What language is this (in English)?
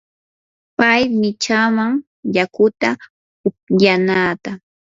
Yanahuanca Pasco Quechua